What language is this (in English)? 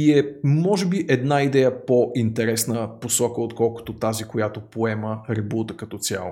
Bulgarian